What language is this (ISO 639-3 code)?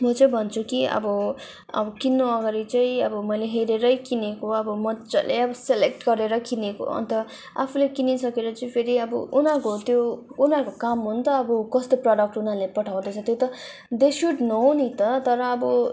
nep